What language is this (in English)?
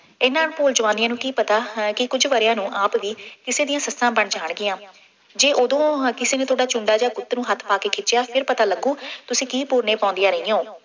Punjabi